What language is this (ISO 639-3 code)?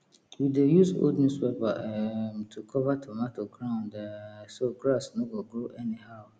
pcm